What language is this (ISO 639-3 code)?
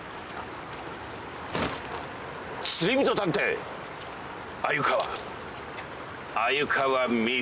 jpn